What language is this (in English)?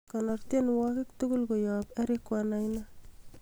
Kalenjin